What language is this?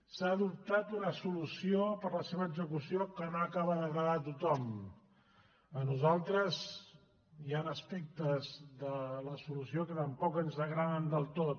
Catalan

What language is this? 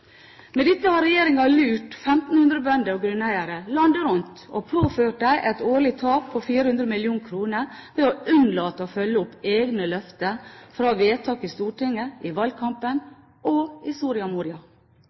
Norwegian Bokmål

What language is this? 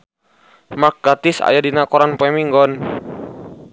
Sundanese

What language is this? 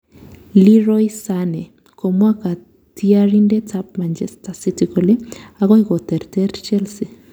Kalenjin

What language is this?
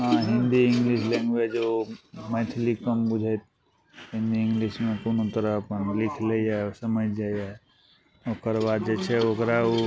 Maithili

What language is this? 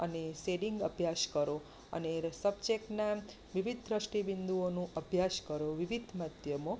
Gujarati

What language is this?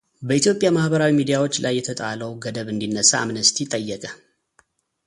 Amharic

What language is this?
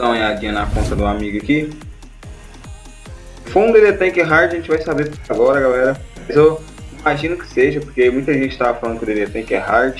Portuguese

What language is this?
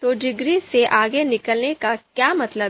Hindi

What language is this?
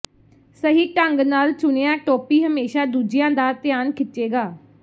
Punjabi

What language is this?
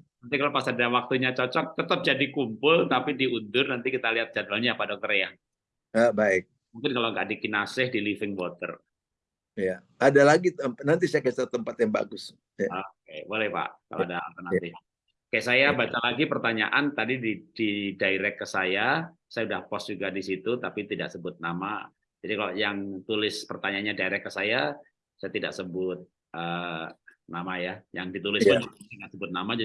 Indonesian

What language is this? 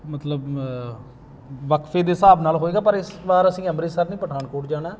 Punjabi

